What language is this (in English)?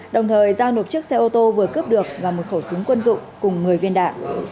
Vietnamese